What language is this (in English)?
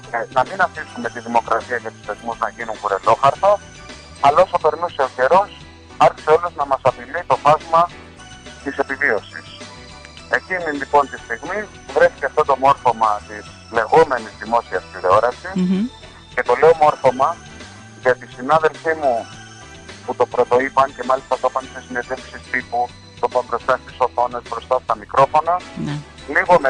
Greek